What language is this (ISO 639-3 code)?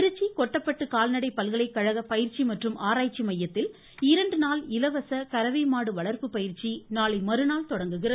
tam